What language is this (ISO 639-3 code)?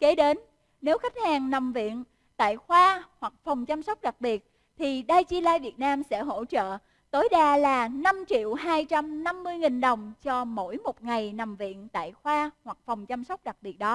vie